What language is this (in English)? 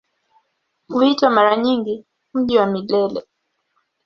Swahili